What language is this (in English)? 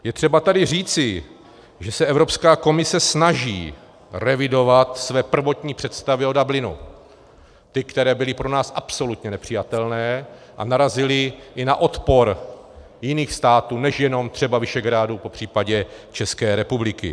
Czech